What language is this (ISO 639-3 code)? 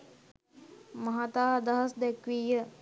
sin